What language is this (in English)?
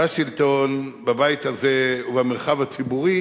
Hebrew